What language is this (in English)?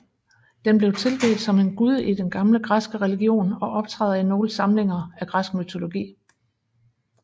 Danish